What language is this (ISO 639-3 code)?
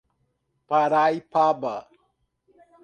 por